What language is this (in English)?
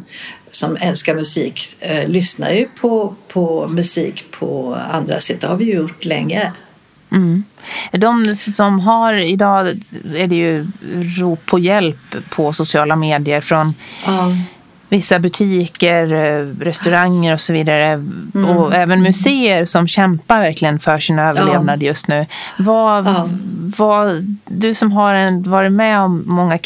Swedish